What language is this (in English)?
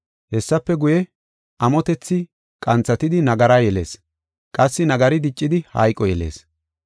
Gofa